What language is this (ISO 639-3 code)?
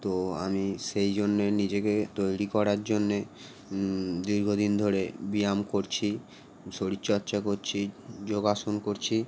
ben